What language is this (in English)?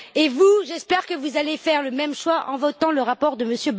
French